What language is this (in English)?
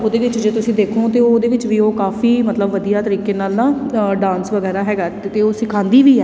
Punjabi